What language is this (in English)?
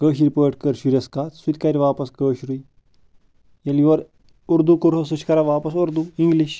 Kashmiri